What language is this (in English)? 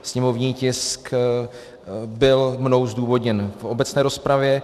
Czech